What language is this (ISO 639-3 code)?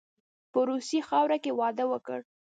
pus